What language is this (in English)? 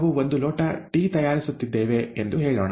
Kannada